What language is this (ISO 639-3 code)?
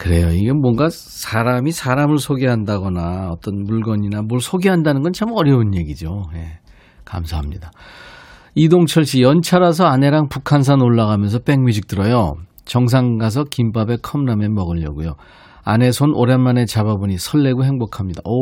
kor